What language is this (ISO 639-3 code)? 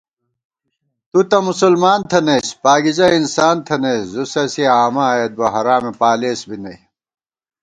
gwt